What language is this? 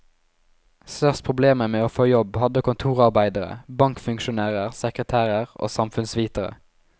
Norwegian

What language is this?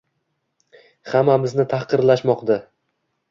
Uzbek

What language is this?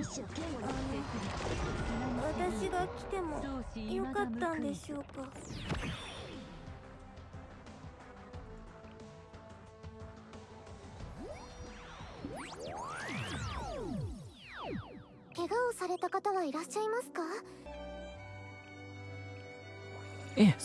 Indonesian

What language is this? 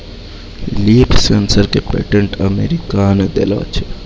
Maithili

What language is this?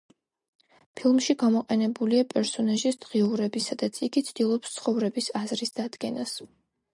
Georgian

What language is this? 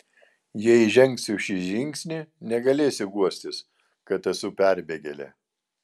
Lithuanian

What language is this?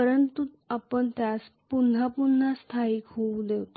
Marathi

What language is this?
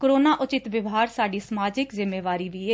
Punjabi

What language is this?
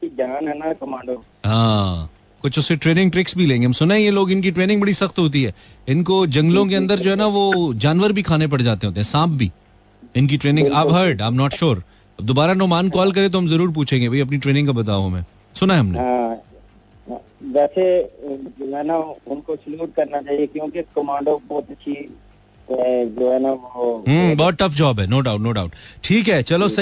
Hindi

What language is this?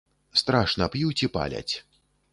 Belarusian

